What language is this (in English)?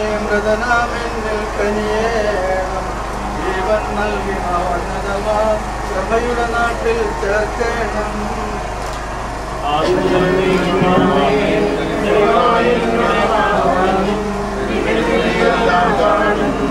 Malayalam